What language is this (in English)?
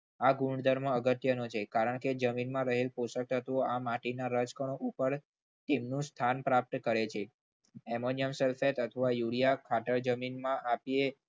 Gujarati